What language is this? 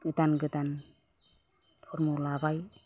Bodo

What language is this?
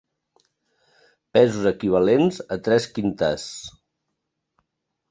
Catalan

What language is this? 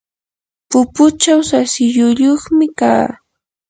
Yanahuanca Pasco Quechua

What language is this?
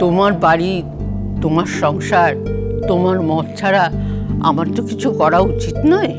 Bangla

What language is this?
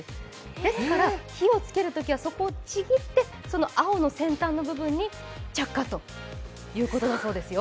Japanese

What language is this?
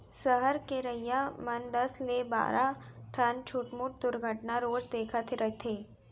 Chhattisgarhi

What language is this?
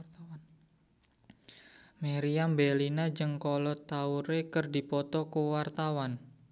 Sundanese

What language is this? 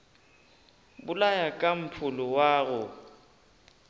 Northern Sotho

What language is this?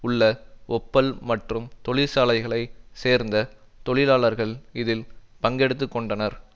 Tamil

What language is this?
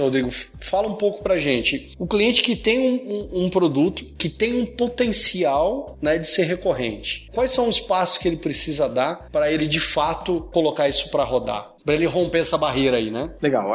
Portuguese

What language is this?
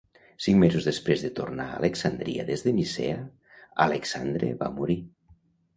Catalan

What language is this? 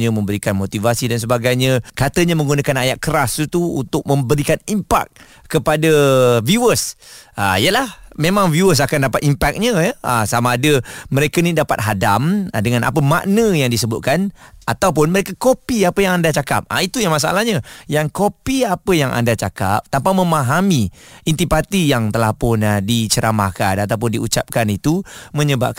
Malay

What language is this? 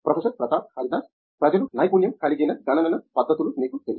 Telugu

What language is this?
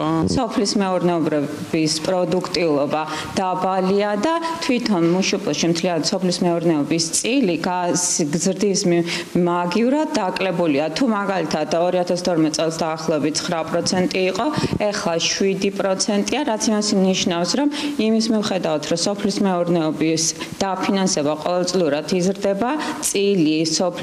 Latvian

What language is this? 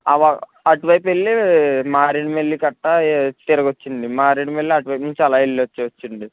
Telugu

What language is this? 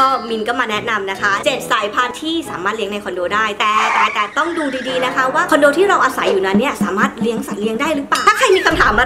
Thai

